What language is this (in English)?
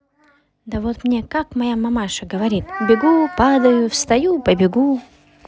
Russian